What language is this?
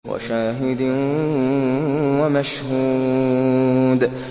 Arabic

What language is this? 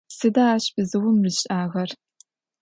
Adyghe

